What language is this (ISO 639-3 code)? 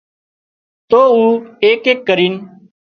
kxp